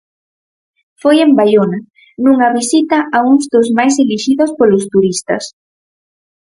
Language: Galician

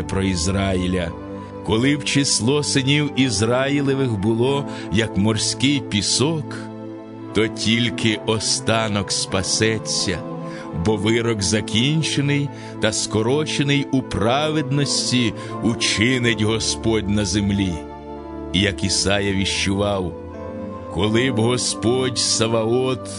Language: Ukrainian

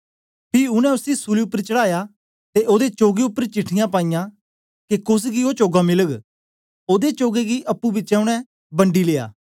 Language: Dogri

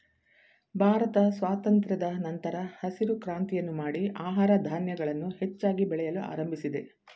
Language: Kannada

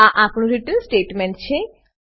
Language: Gujarati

